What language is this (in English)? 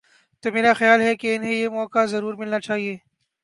Urdu